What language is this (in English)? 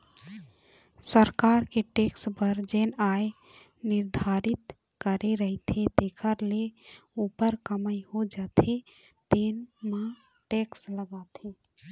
Chhattisgarhi